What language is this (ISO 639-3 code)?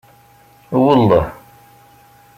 kab